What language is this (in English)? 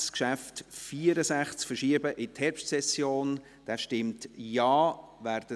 Swiss German